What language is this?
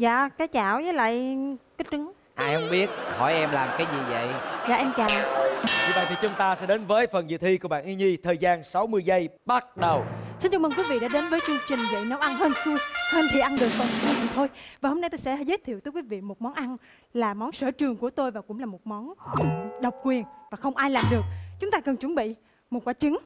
Vietnamese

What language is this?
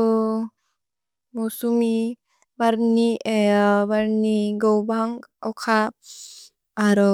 Bodo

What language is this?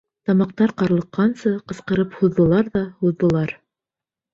Bashkir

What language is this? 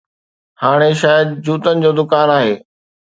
Sindhi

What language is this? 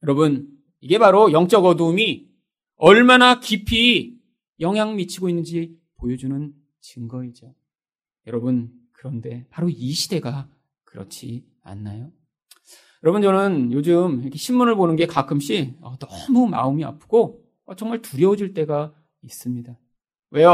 Korean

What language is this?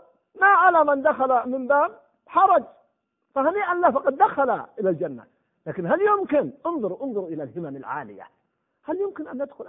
Arabic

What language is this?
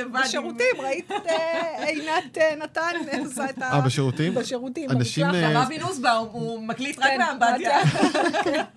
Hebrew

